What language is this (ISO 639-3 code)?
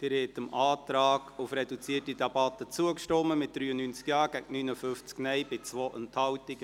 gsw